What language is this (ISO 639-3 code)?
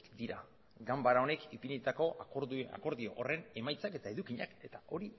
eus